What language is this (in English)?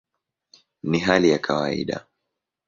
Swahili